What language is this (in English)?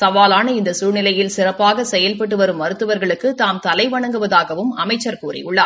Tamil